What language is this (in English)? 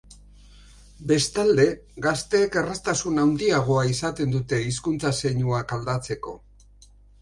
Basque